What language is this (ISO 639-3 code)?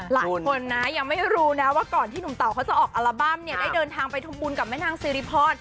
tha